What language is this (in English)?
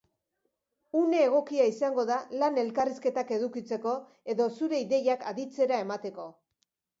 Basque